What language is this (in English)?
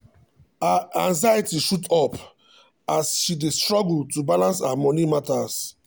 Nigerian Pidgin